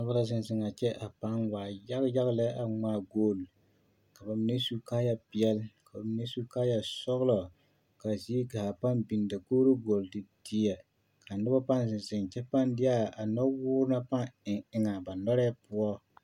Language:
Southern Dagaare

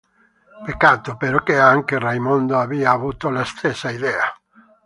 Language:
Italian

